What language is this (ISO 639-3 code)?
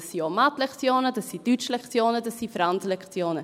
gsw